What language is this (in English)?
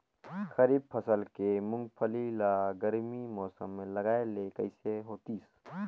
Chhattisgarhi